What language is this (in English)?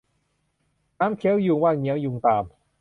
Thai